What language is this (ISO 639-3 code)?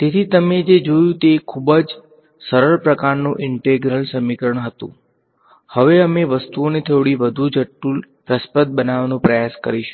guj